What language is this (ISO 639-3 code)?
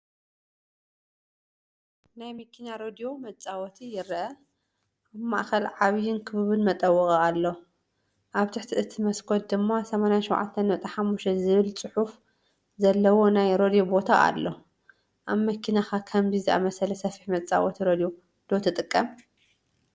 tir